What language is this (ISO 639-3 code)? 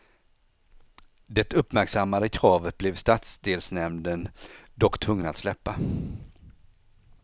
swe